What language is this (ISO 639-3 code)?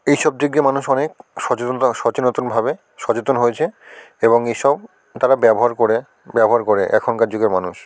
ben